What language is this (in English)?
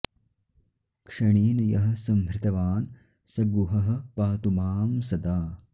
Sanskrit